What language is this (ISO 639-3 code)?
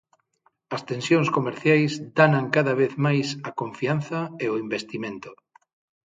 glg